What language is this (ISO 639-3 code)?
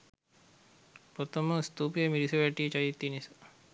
sin